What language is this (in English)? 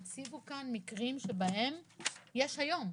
Hebrew